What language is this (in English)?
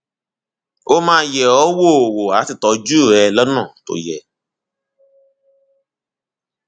Yoruba